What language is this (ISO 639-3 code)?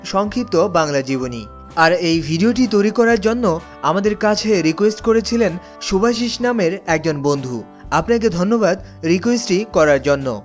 ben